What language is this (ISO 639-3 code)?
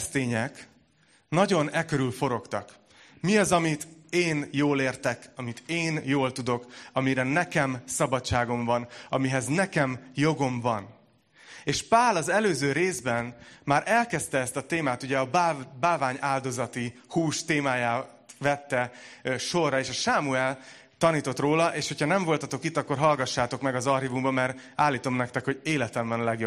hun